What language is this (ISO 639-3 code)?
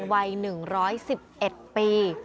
tha